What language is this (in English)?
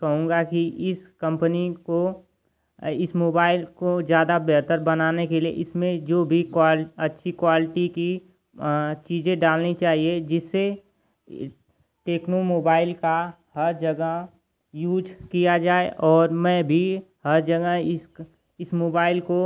Hindi